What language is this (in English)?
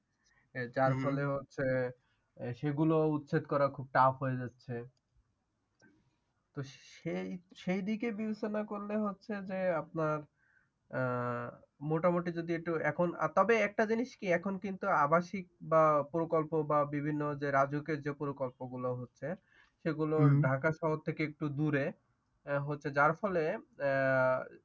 Bangla